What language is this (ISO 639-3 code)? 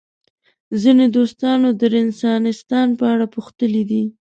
pus